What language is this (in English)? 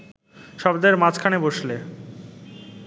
Bangla